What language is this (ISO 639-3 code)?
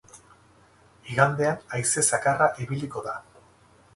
eus